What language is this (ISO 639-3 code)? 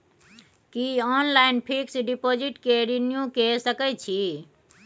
mai